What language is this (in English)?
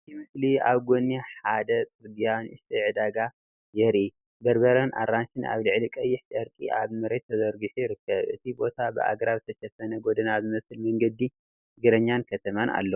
Tigrinya